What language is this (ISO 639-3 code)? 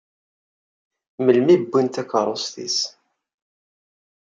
kab